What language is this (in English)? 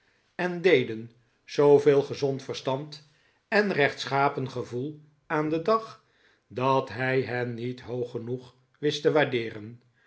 Dutch